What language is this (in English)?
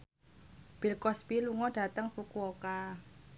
Javanese